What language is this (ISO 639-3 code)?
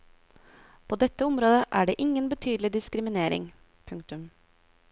nor